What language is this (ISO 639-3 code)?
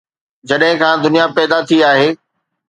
snd